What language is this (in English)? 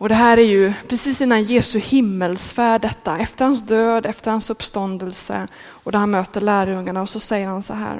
Swedish